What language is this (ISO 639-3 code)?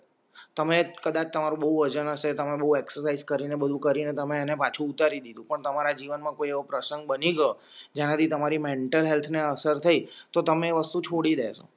guj